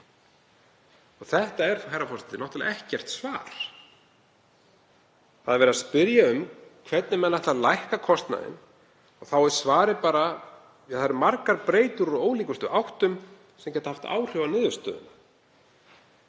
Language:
Icelandic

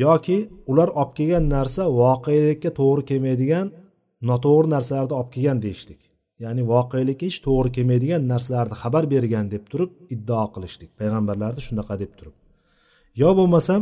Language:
Bulgarian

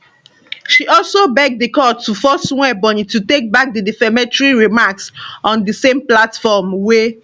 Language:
Nigerian Pidgin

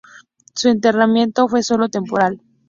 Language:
Spanish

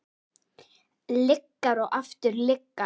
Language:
Icelandic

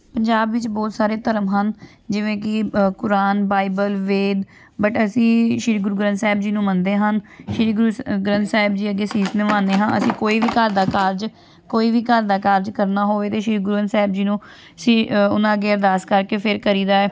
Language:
Punjabi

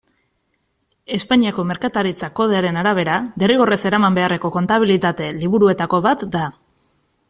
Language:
Basque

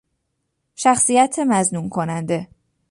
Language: Persian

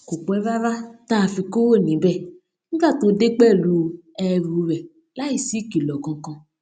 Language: Yoruba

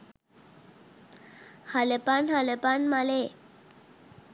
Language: Sinhala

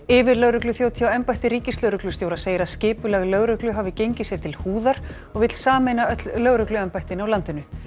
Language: Icelandic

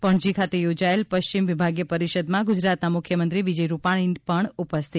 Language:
Gujarati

